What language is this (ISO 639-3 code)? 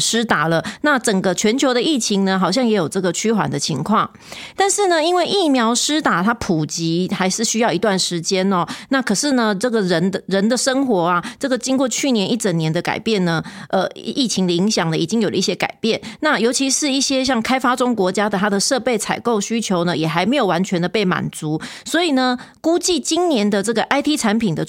zho